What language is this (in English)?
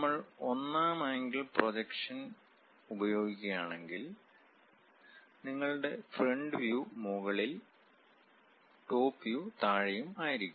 Malayalam